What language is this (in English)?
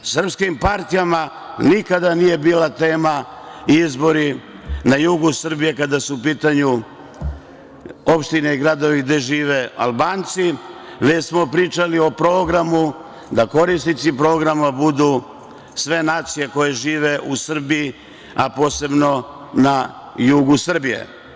Serbian